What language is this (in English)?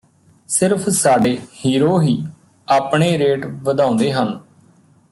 Punjabi